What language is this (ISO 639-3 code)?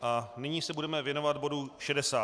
ces